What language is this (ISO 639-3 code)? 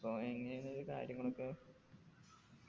mal